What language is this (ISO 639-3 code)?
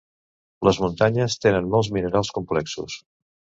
cat